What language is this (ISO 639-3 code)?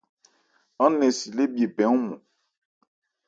ebr